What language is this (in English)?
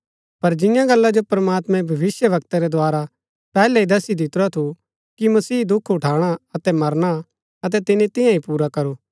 Gaddi